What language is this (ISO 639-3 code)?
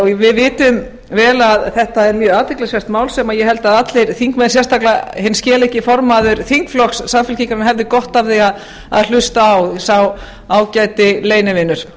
isl